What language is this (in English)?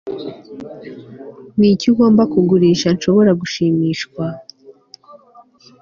Kinyarwanda